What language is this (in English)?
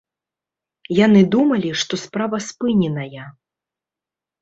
Belarusian